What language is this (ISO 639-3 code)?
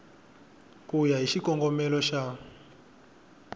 tso